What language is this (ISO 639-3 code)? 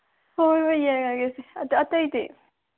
mni